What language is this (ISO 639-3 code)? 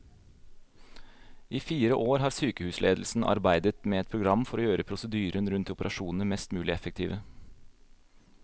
nor